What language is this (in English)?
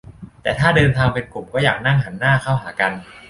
Thai